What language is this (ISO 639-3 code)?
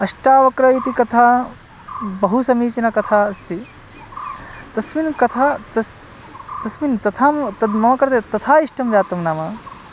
san